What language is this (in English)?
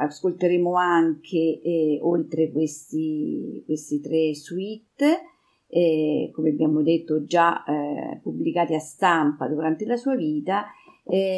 Italian